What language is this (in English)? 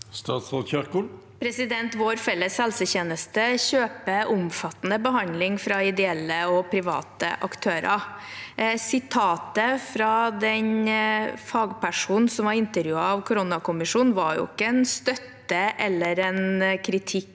Norwegian